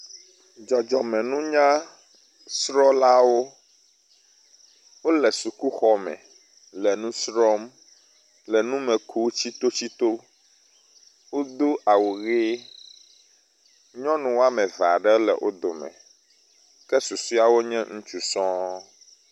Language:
Ewe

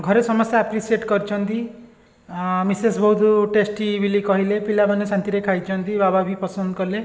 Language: Odia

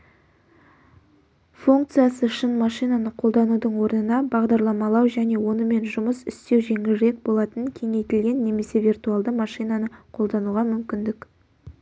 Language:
Kazakh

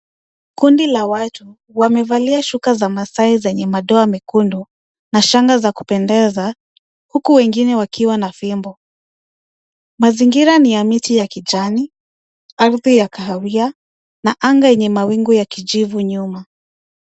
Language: Swahili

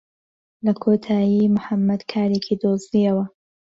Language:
Central Kurdish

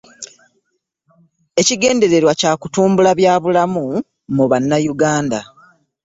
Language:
Ganda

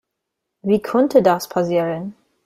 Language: German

